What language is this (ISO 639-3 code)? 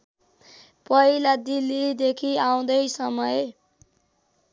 nep